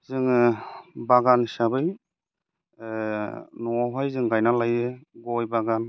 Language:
Bodo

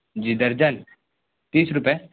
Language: Urdu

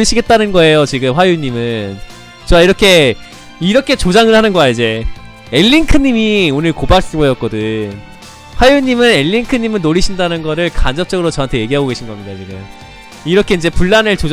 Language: Korean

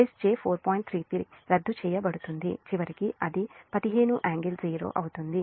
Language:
Telugu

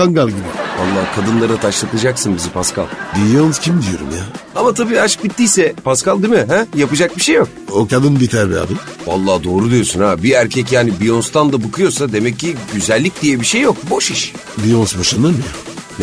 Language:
Turkish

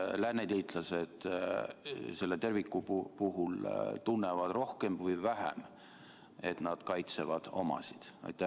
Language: Estonian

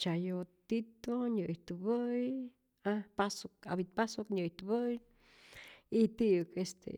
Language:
Rayón Zoque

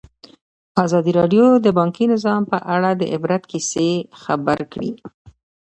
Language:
Pashto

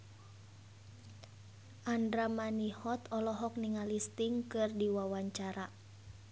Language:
Sundanese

